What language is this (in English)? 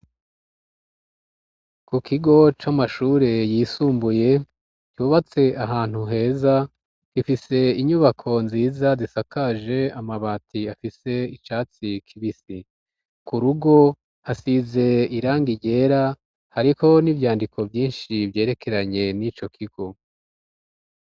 Rundi